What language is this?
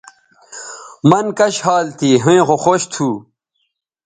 Bateri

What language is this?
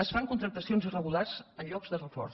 Catalan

